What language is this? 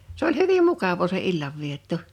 Finnish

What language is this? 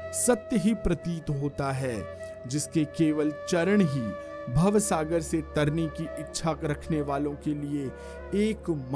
Hindi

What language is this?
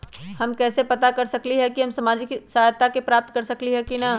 Magahi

